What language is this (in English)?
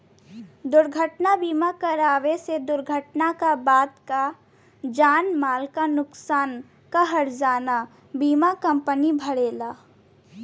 Bhojpuri